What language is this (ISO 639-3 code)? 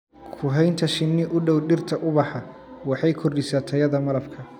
som